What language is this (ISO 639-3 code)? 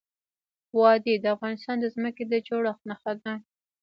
pus